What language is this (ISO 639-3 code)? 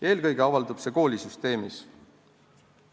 est